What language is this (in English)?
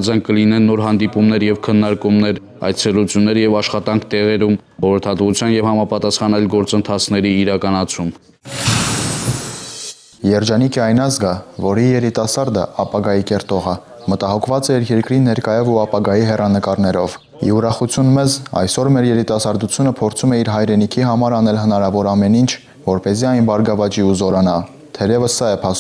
Romanian